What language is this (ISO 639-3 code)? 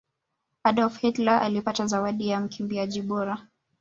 swa